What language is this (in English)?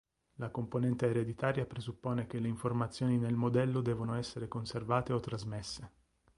Italian